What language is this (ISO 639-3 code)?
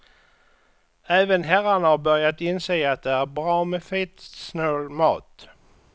swe